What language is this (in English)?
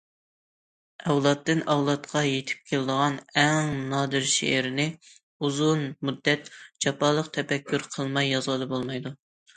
Uyghur